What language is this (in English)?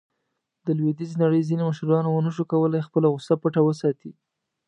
Pashto